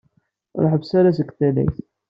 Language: Kabyle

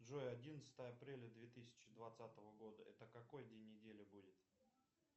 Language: Russian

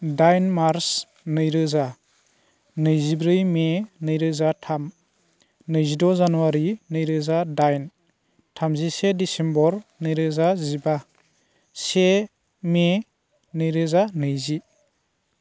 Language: Bodo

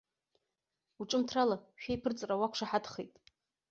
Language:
Abkhazian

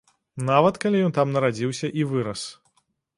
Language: Belarusian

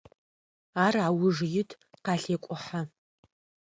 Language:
Adyghe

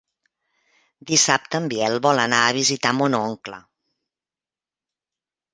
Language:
Catalan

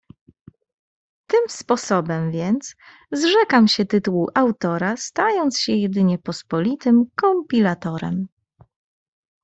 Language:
Polish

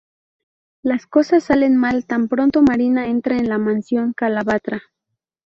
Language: Spanish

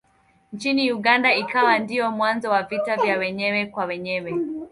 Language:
Swahili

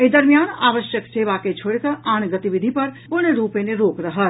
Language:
Maithili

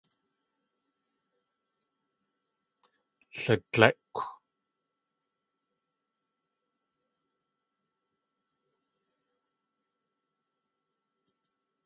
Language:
Tlingit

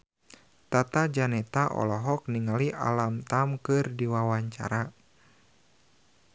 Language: Sundanese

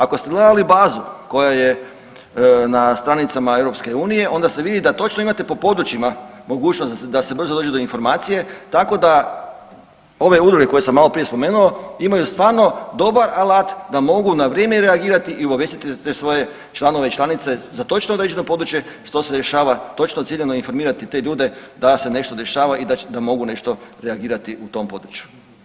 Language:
Croatian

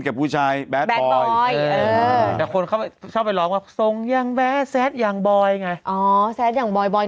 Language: Thai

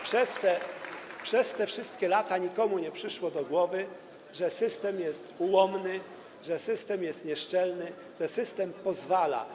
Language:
Polish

